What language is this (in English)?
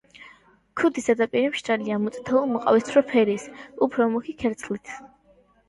Georgian